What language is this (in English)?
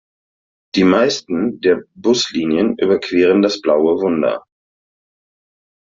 German